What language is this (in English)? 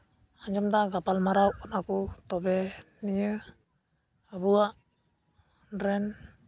Santali